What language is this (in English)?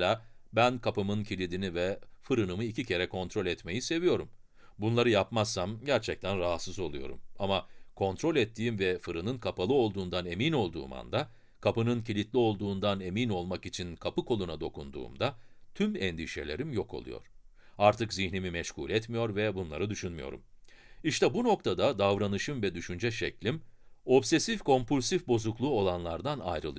Turkish